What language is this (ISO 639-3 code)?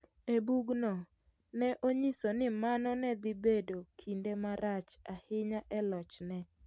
luo